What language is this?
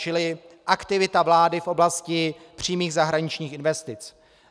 Czech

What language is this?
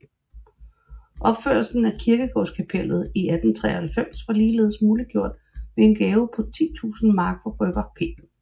Danish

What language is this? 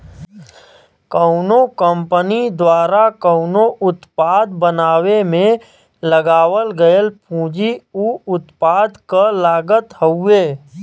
Bhojpuri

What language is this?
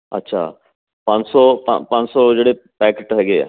Punjabi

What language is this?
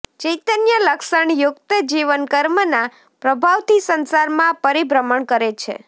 Gujarati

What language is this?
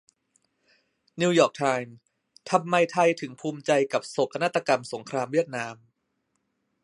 Thai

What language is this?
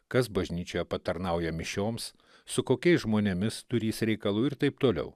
Lithuanian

